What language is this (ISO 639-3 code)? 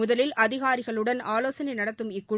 tam